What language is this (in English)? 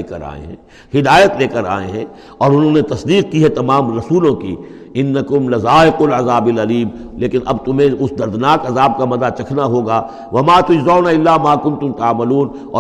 Urdu